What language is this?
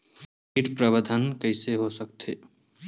Chhattisgarhi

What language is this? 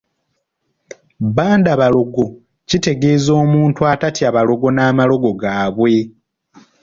Ganda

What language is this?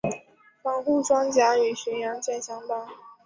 Chinese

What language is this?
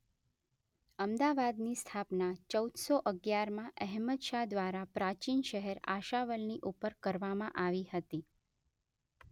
Gujarati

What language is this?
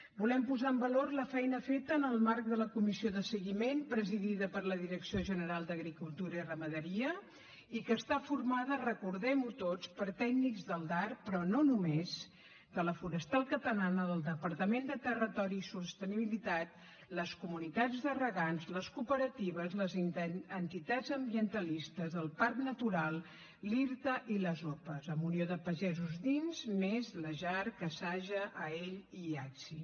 Catalan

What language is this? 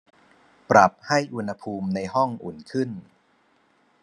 Thai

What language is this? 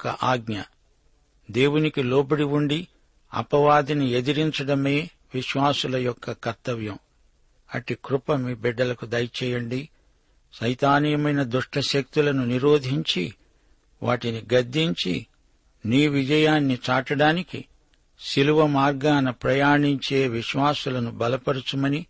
Telugu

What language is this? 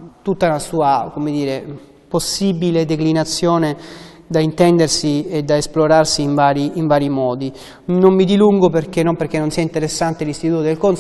Italian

